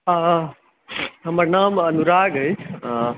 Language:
Maithili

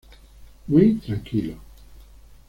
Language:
Spanish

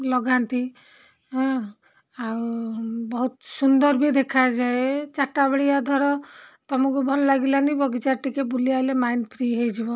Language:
Odia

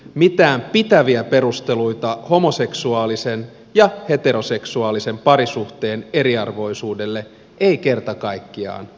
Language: Finnish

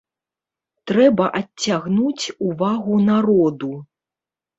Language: Belarusian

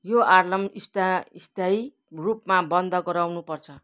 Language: Nepali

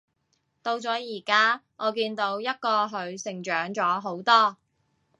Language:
Cantonese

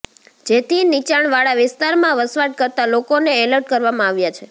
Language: Gujarati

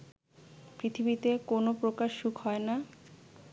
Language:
Bangla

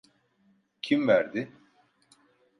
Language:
Turkish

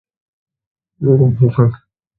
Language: Hindi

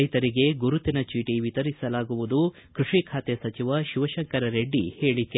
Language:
Kannada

